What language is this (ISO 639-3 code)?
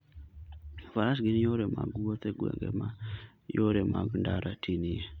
luo